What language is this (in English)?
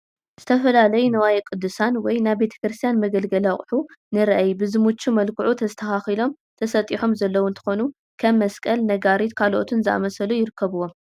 Tigrinya